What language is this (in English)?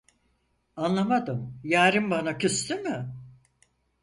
Turkish